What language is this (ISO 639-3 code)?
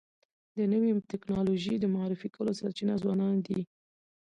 pus